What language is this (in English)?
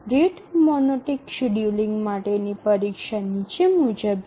Gujarati